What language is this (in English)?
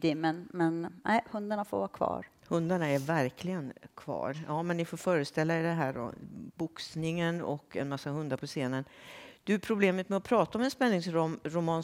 Swedish